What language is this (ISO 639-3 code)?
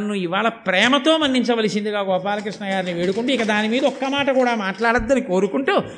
tel